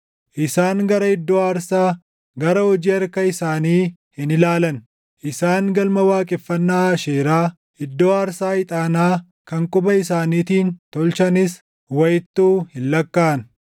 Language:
Oromo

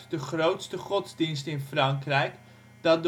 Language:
Dutch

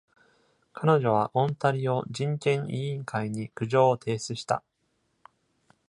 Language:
Japanese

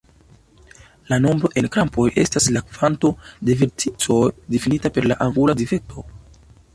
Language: Esperanto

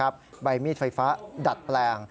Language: Thai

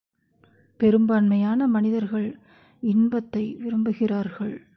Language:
Tamil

